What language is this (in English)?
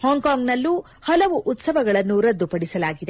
Kannada